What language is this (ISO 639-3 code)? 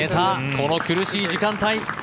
jpn